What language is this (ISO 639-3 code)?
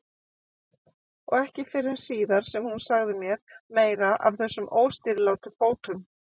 isl